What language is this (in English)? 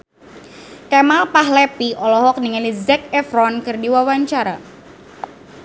Sundanese